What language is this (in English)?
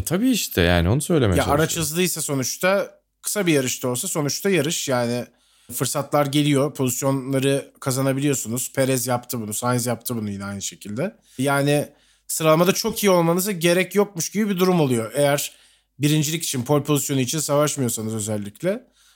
Turkish